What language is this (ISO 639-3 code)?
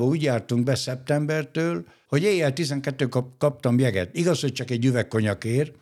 hun